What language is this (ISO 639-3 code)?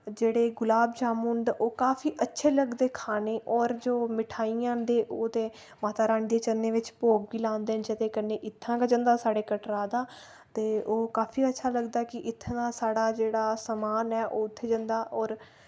doi